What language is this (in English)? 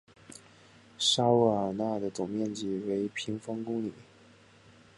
Chinese